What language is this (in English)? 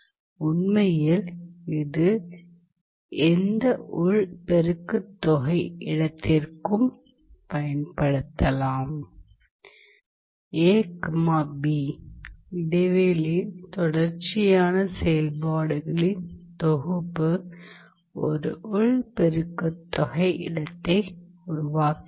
Tamil